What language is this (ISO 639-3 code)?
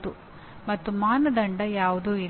kan